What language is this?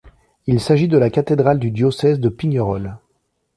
French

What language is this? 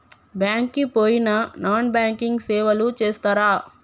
Telugu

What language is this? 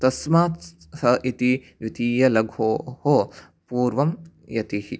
Sanskrit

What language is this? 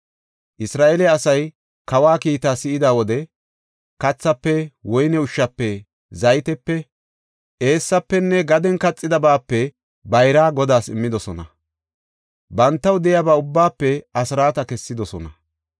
Gofa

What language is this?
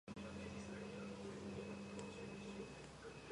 Georgian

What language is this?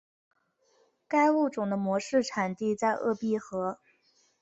Chinese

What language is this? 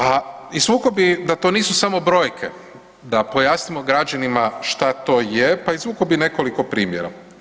Croatian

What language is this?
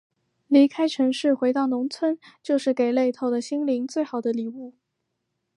Chinese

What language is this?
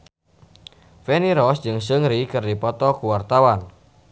Sundanese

